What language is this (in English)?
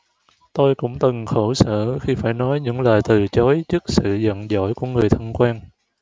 Vietnamese